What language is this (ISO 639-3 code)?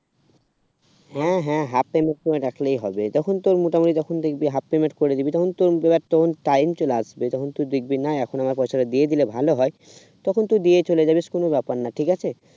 ben